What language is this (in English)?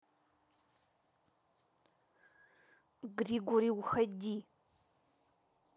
Russian